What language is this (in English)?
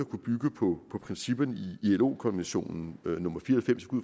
Danish